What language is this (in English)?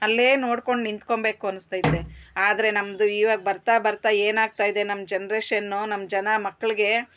Kannada